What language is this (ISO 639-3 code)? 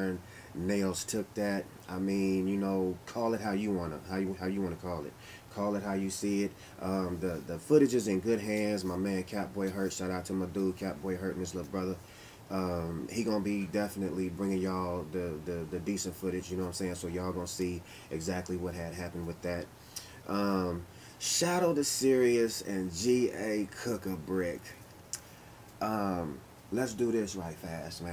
eng